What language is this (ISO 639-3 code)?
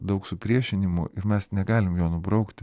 lit